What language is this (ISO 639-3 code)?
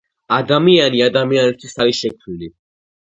kat